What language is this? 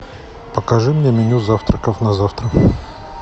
Russian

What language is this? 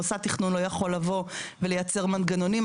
Hebrew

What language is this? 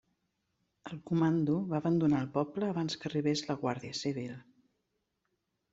Catalan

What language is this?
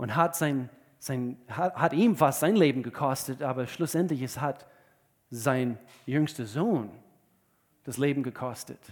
German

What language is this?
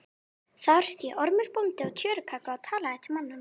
Icelandic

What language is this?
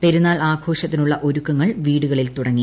Malayalam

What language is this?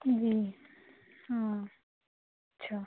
Urdu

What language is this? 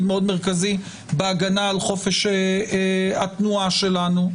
Hebrew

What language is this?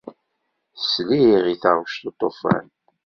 Kabyle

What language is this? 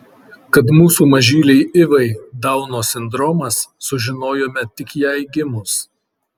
Lithuanian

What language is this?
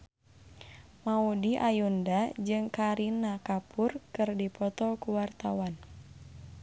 Sundanese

